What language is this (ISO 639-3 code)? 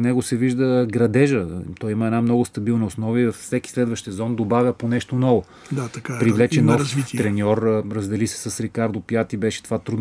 bul